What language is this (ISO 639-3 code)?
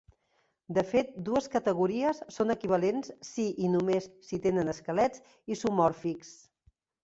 cat